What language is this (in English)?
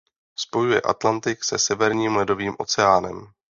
Czech